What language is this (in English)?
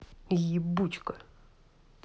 Russian